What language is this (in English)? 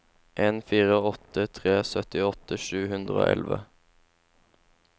Norwegian